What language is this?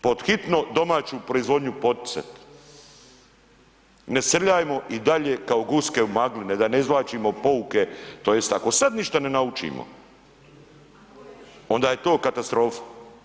Croatian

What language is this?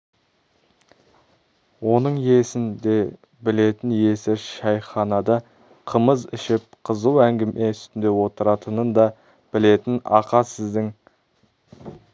Kazakh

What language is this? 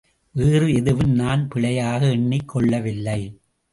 Tamil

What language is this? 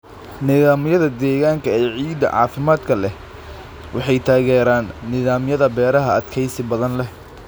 Somali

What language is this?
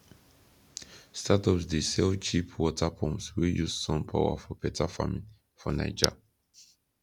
Nigerian Pidgin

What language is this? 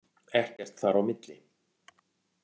Icelandic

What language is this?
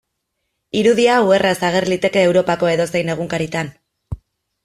Basque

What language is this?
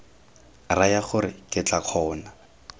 Tswana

